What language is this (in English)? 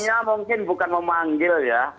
Indonesian